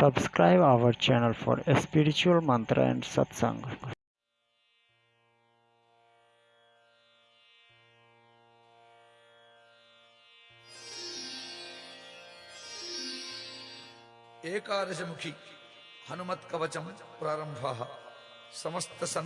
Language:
Hindi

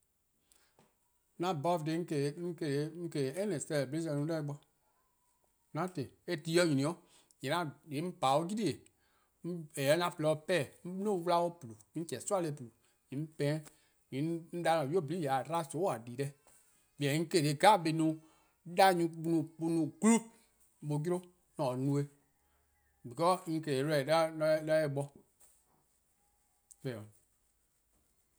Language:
Eastern Krahn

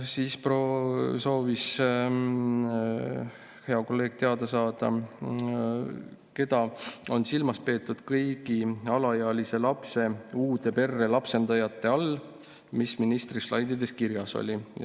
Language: Estonian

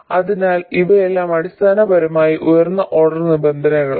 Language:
Malayalam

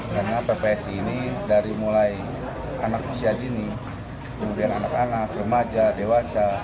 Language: Indonesian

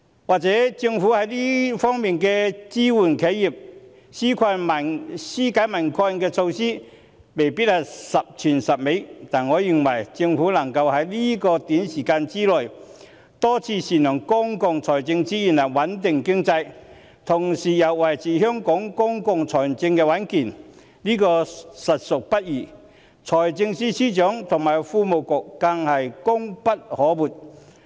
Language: Cantonese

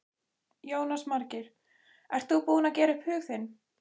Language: Icelandic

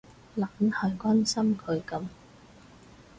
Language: Cantonese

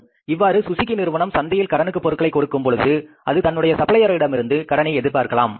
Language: Tamil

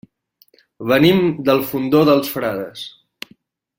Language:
Catalan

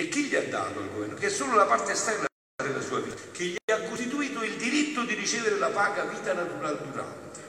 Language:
Italian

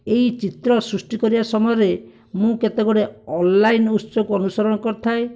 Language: Odia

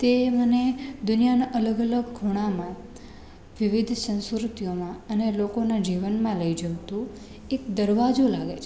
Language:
Gujarati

